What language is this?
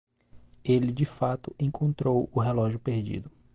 Portuguese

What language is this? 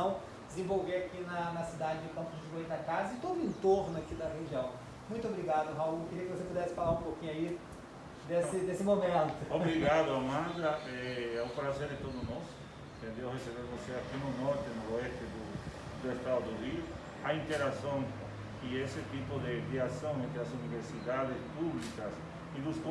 Portuguese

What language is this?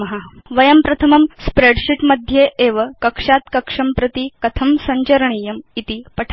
Sanskrit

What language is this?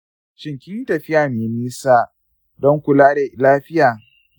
Hausa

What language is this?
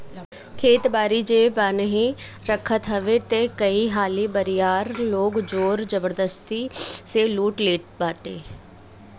Bhojpuri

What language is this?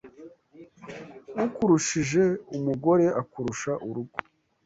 Kinyarwanda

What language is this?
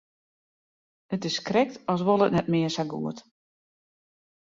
Western Frisian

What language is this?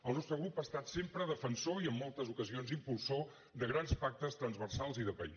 Catalan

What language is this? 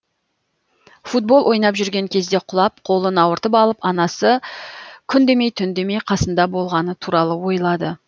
Kazakh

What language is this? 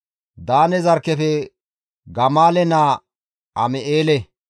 Gamo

